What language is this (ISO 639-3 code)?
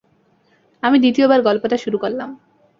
ben